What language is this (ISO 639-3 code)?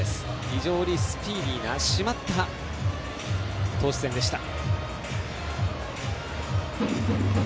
jpn